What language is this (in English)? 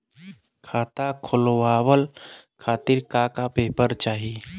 Bhojpuri